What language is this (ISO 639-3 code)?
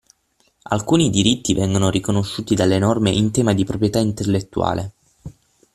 ita